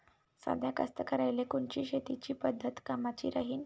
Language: Marathi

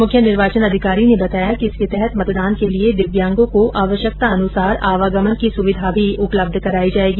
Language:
Hindi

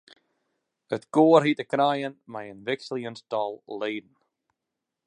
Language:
Western Frisian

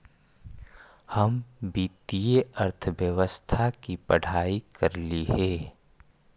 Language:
Magahi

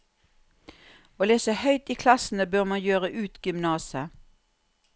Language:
Norwegian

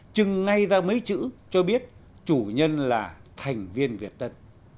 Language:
Vietnamese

